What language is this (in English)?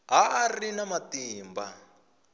Tsonga